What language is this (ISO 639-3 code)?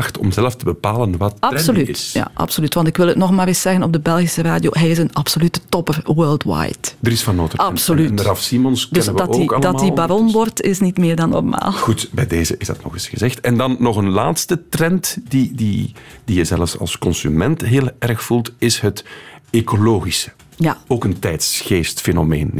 nld